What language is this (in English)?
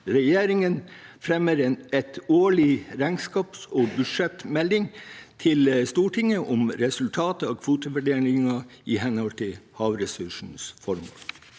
Norwegian